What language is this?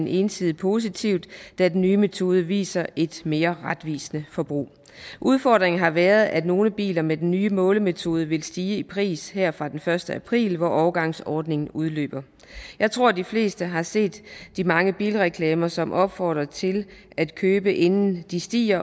Danish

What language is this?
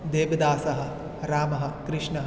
Sanskrit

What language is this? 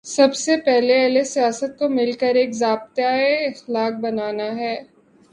Urdu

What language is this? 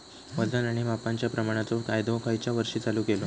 Marathi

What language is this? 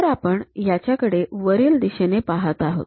Marathi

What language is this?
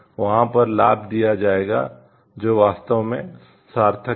Hindi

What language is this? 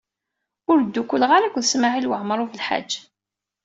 Kabyle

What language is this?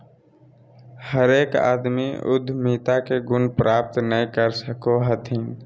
Magahi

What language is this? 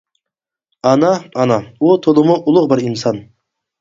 Uyghur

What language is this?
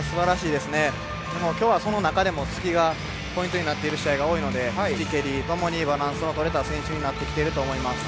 Japanese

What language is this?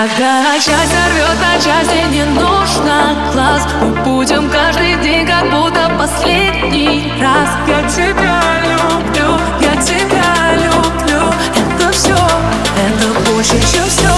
Russian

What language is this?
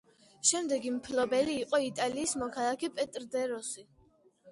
Georgian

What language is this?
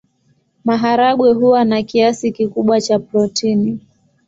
Swahili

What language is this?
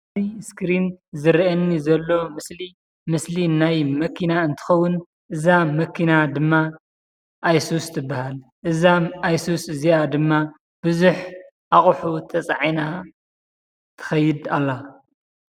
Tigrinya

